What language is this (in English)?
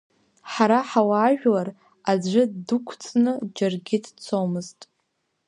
Abkhazian